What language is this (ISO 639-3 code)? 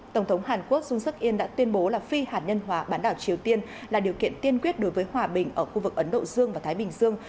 vie